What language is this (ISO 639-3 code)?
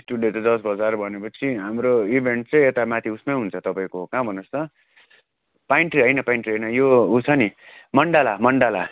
nep